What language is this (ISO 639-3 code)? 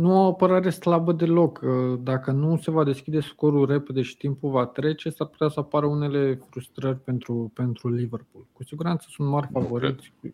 ron